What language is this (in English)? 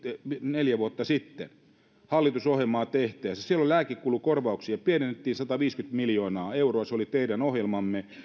Finnish